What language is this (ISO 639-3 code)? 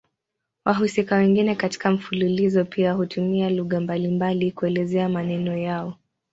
swa